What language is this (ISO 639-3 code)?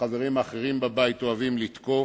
heb